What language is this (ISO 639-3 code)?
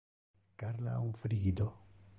ina